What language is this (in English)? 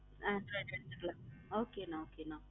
Tamil